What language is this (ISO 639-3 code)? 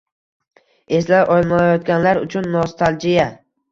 uzb